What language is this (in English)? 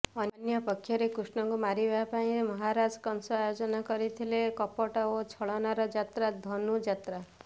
Odia